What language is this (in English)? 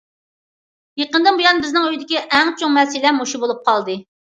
Uyghur